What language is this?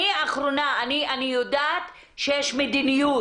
Hebrew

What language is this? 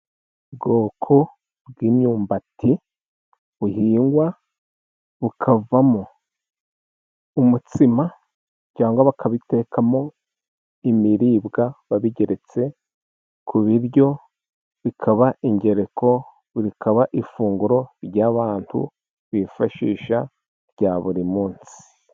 Kinyarwanda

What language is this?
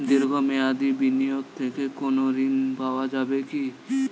Bangla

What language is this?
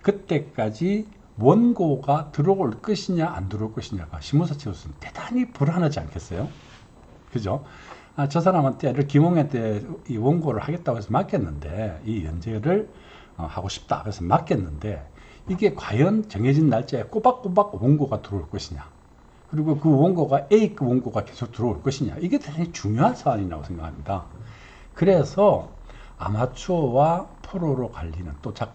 Korean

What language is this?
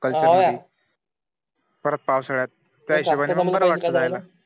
Marathi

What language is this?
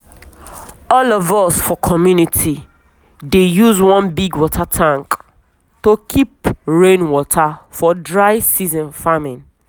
Nigerian Pidgin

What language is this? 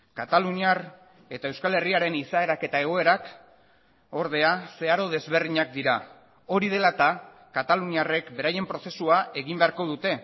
Basque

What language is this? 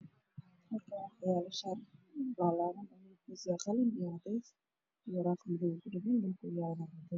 Somali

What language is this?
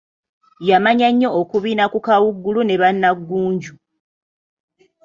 Ganda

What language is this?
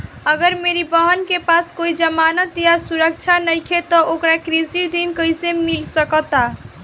Bhojpuri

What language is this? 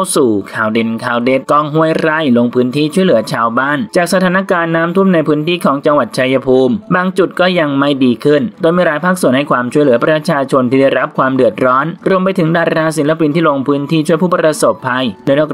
Thai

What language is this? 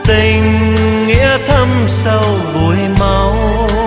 Vietnamese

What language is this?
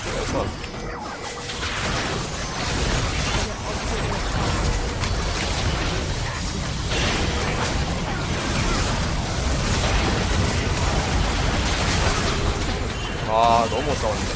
Korean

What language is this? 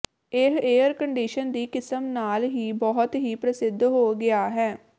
Punjabi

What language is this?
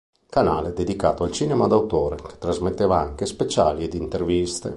Italian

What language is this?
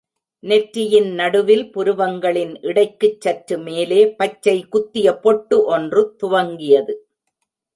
Tamil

